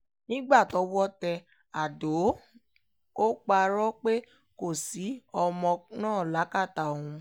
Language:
Yoruba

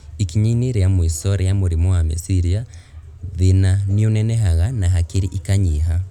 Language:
Kikuyu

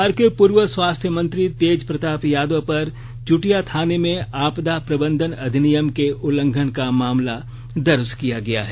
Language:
Hindi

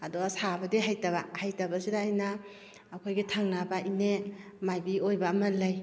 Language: Manipuri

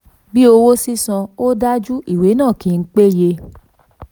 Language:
Yoruba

